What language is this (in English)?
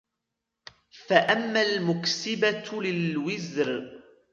Arabic